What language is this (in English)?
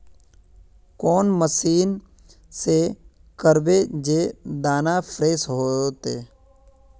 Magahi